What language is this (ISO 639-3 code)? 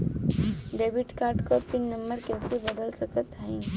bho